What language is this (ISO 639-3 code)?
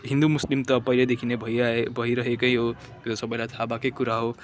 nep